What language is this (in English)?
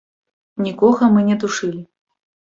Belarusian